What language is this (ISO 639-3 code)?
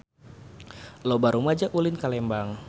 sun